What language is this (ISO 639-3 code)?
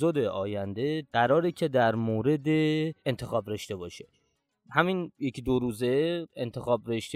fas